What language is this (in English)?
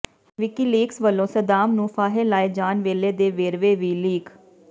Punjabi